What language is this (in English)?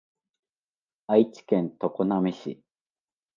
Japanese